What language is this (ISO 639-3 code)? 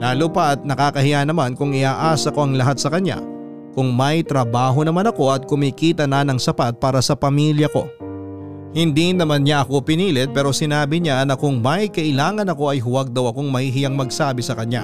fil